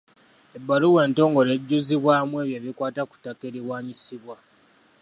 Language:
Ganda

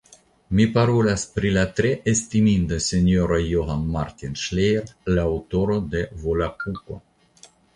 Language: Esperanto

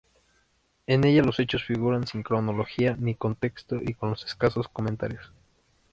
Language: Spanish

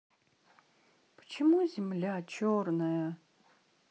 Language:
Russian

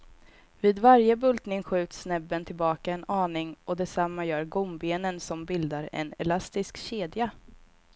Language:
Swedish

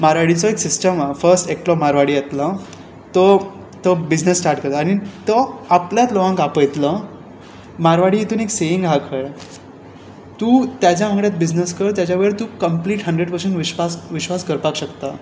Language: Konkani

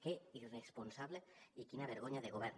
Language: Catalan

